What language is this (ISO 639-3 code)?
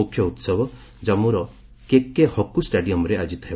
ori